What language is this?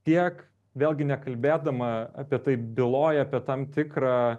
Lithuanian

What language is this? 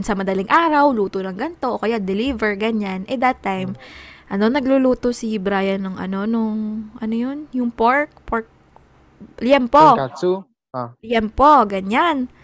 Filipino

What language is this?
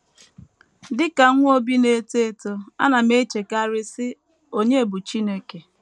Igbo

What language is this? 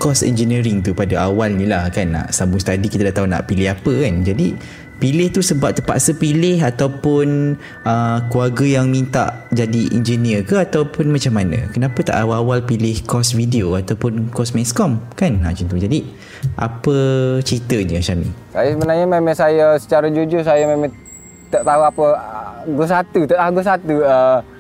Malay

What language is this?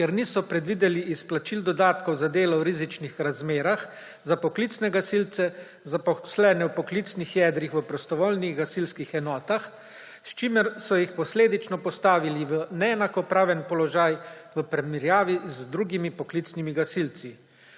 Slovenian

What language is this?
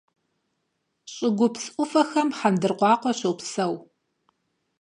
Kabardian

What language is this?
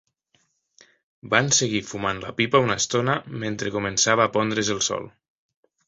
Catalan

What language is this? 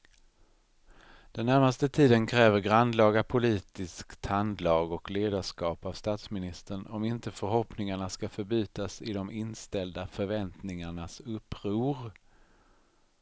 Swedish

